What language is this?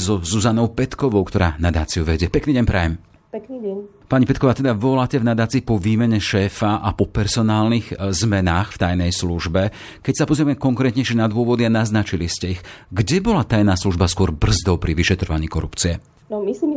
Slovak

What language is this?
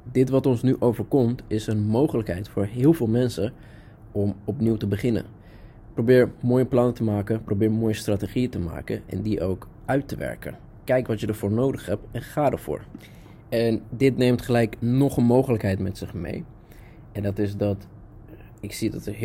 Dutch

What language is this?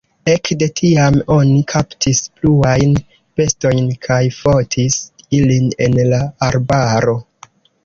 Esperanto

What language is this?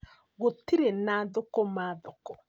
Kikuyu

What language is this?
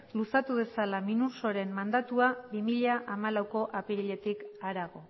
Basque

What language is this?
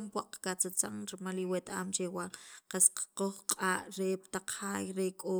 Sacapulteco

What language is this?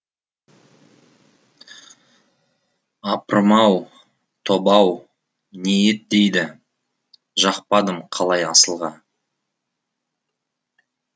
Kazakh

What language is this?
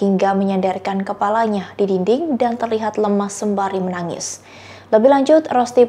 Indonesian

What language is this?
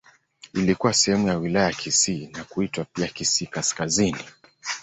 Swahili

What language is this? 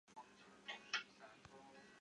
Chinese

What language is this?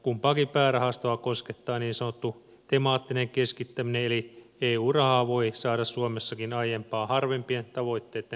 Finnish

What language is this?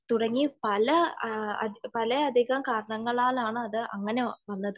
Malayalam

